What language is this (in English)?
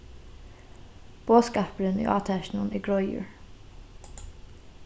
Faroese